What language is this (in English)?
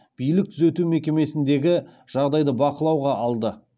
Kazakh